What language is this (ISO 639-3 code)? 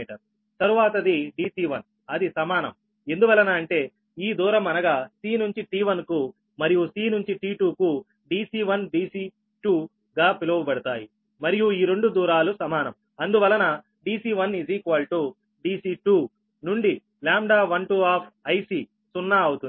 tel